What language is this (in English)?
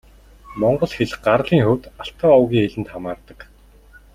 Mongolian